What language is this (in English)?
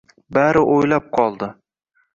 Uzbek